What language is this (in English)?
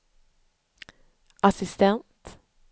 Swedish